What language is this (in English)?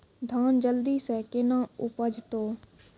Maithili